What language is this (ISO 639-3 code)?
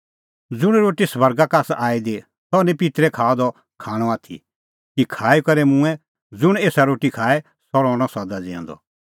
kfx